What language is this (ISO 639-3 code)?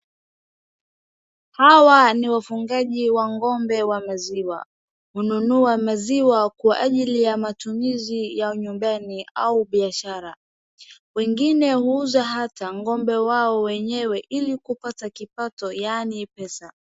swa